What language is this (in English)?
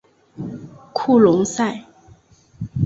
Chinese